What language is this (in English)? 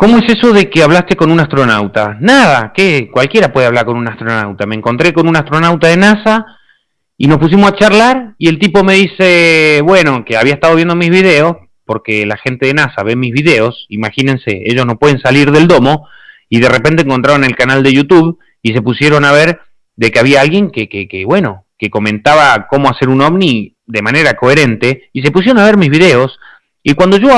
Spanish